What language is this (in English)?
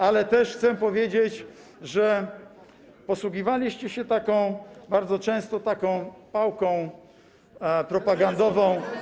Polish